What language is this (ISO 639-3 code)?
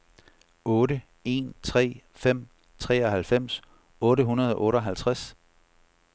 dan